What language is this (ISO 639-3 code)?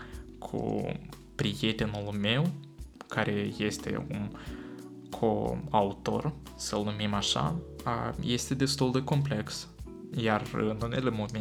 ron